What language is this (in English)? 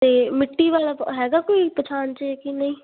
Punjabi